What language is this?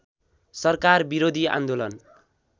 Nepali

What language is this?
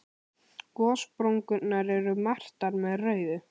Icelandic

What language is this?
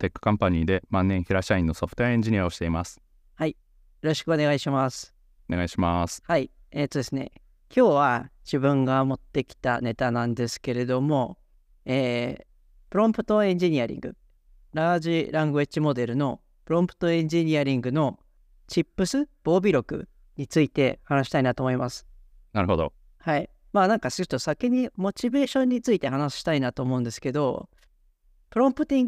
Japanese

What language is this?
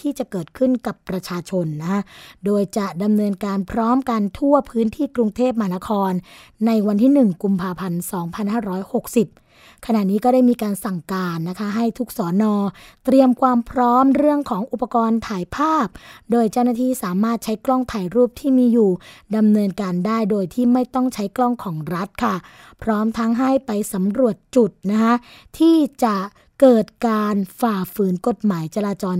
Thai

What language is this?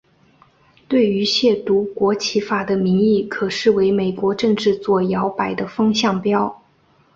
Chinese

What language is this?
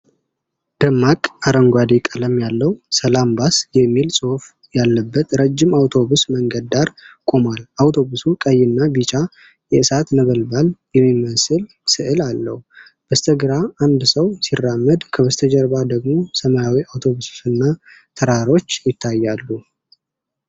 Amharic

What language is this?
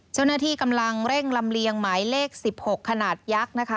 Thai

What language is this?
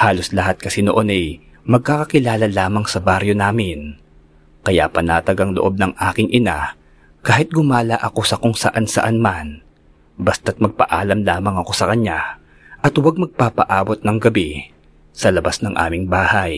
Filipino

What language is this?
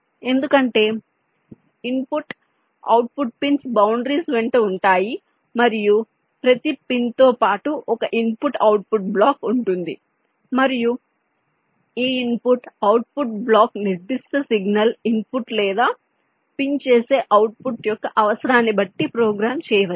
Telugu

